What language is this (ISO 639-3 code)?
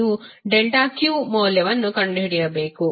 kan